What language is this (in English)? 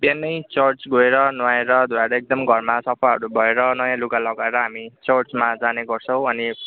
Nepali